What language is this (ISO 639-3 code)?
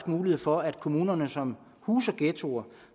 dan